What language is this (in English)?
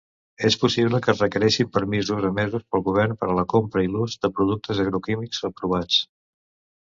Catalan